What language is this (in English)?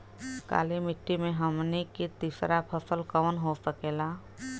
Bhojpuri